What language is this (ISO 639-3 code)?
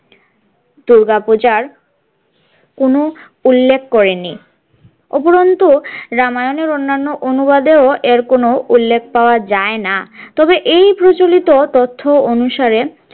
ben